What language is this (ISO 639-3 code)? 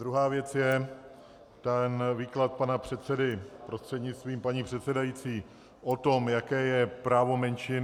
ces